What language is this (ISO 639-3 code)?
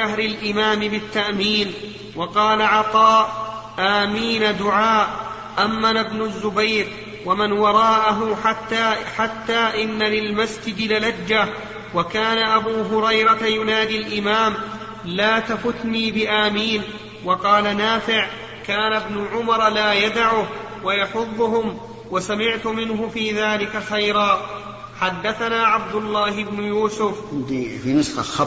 ara